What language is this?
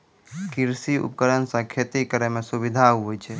Maithili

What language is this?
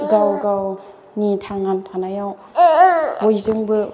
Bodo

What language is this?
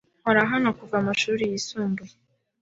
Kinyarwanda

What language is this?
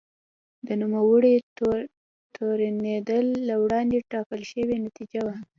Pashto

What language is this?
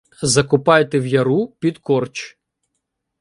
Ukrainian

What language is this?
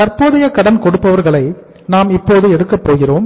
Tamil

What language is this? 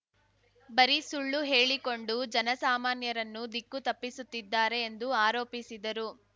Kannada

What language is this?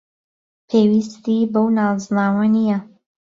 Central Kurdish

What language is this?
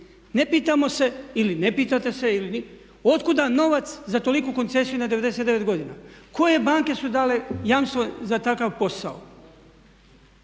Croatian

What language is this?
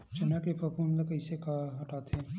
Chhattisgarhi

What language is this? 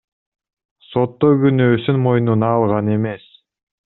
Kyrgyz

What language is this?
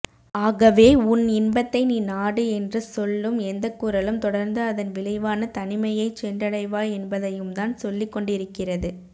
Tamil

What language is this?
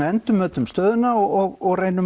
Icelandic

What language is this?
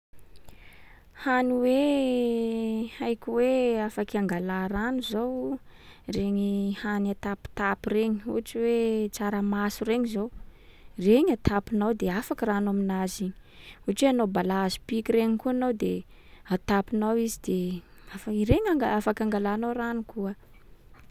Sakalava Malagasy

